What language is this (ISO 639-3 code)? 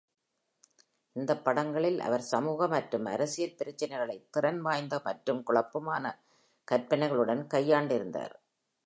tam